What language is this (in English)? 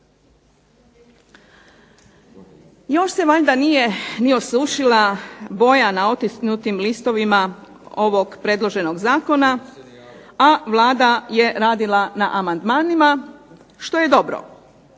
Croatian